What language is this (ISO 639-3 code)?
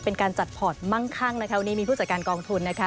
tha